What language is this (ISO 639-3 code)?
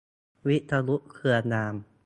tha